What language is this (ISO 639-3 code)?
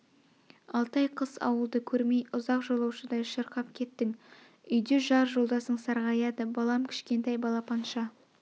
kaz